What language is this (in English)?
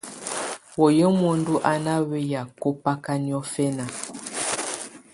Tunen